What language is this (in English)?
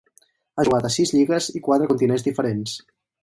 Catalan